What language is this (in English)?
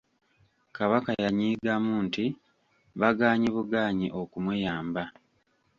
Ganda